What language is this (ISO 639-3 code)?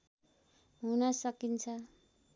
nep